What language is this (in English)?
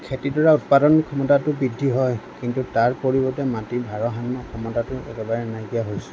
Assamese